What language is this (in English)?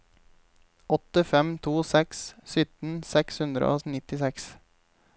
Norwegian